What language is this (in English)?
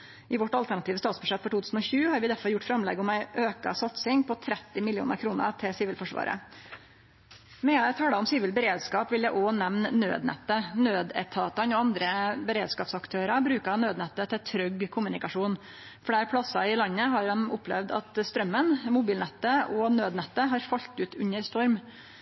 Norwegian Nynorsk